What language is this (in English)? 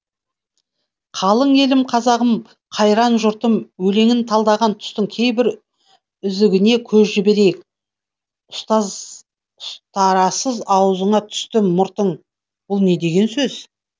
Kazakh